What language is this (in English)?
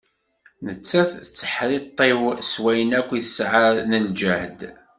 Kabyle